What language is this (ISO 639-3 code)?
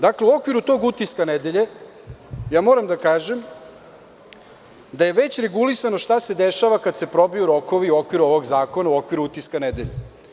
srp